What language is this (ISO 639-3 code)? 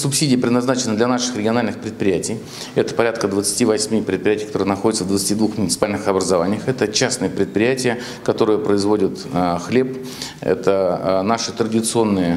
rus